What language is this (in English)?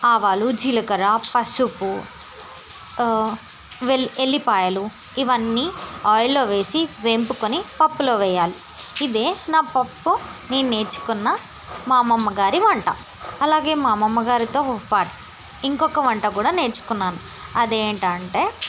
Telugu